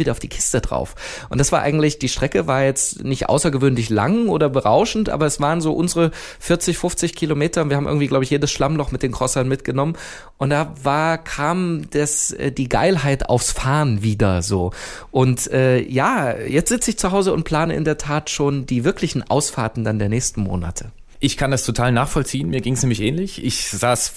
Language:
German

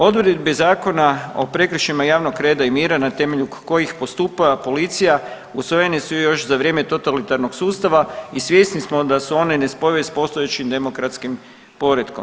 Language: Croatian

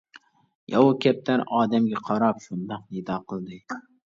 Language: Uyghur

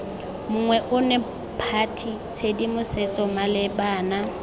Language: Tswana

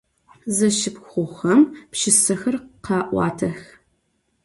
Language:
Adyghe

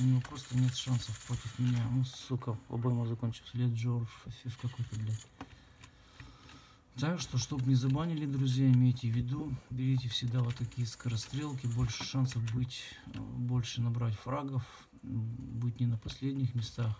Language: Russian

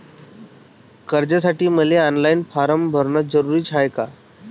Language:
Marathi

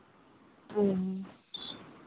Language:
Santali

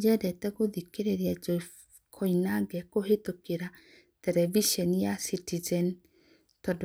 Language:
Kikuyu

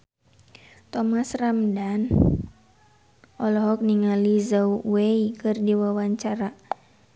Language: Sundanese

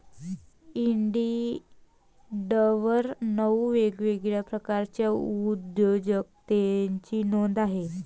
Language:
Marathi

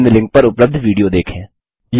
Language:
Hindi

